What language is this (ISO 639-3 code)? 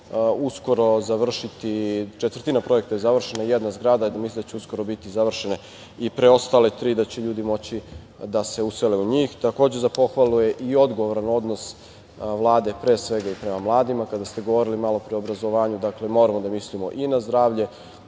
srp